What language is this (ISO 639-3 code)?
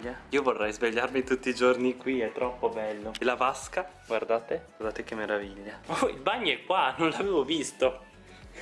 ita